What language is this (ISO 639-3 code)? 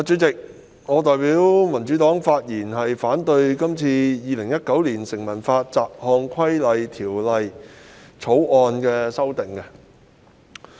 yue